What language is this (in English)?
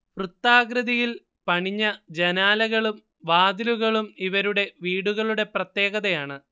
Malayalam